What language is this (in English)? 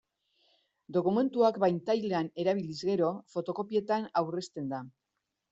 Basque